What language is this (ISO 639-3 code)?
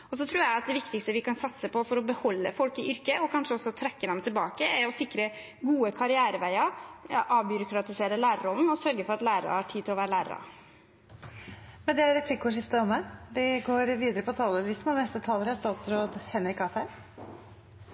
nor